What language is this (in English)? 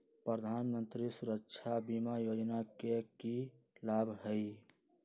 Magahi